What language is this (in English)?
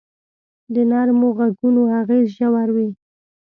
Pashto